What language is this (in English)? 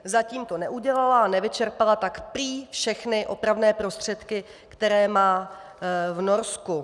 Czech